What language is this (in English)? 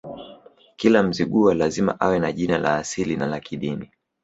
Swahili